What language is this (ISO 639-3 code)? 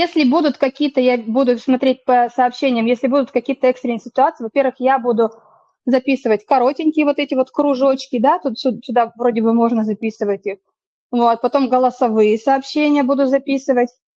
rus